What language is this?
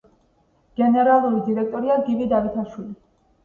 Georgian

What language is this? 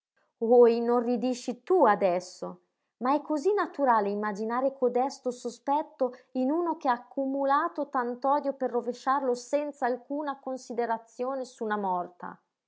Italian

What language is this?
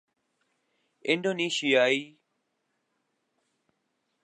Urdu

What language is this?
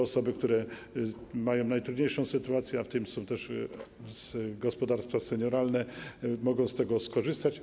Polish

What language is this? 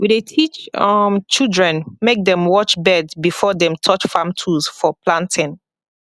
Nigerian Pidgin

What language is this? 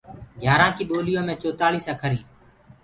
Gurgula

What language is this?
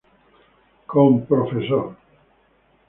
Spanish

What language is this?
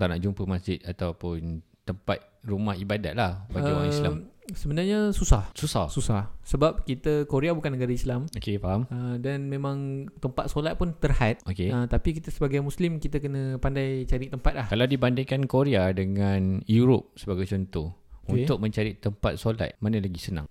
Malay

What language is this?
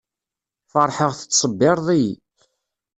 Kabyle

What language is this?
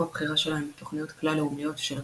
Hebrew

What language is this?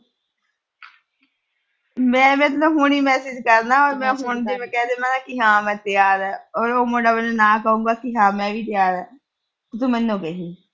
Punjabi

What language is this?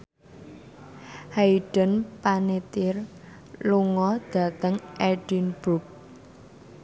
Javanese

